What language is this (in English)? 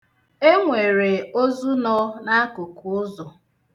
Igbo